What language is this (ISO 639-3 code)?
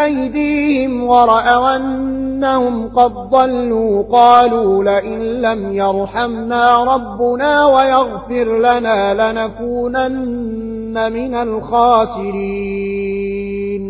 ara